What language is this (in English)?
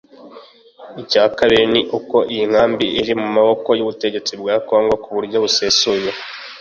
Kinyarwanda